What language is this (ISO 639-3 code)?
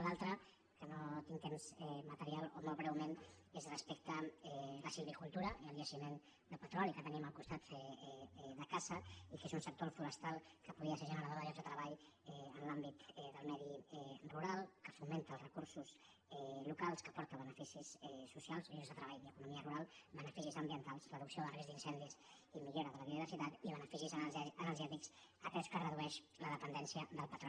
cat